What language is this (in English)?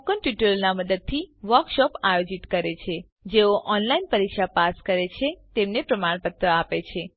Gujarati